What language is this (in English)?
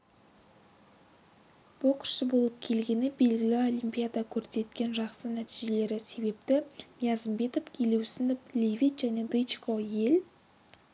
Kazakh